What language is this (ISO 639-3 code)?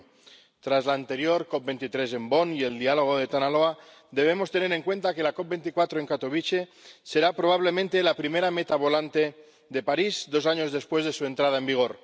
spa